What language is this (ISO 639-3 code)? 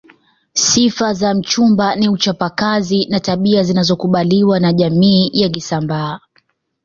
swa